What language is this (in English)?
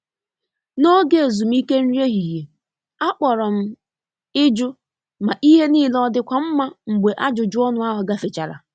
Igbo